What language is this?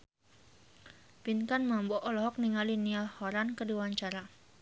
Sundanese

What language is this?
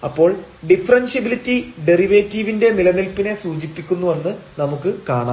Malayalam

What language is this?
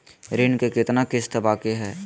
Magahi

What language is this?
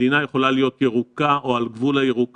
Hebrew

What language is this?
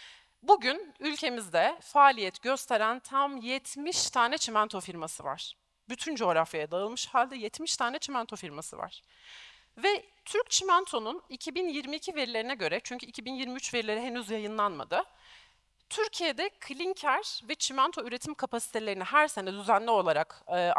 Turkish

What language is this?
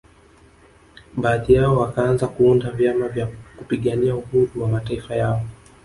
Swahili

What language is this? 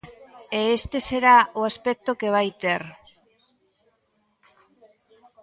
Galician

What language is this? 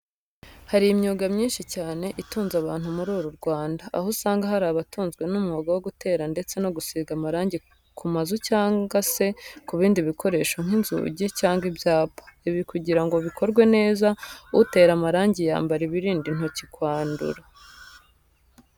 Kinyarwanda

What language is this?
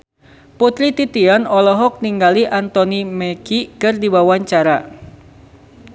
Sundanese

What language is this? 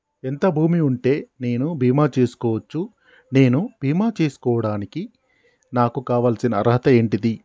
Telugu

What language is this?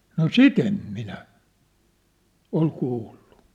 Finnish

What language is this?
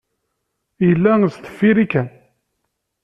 Kabyle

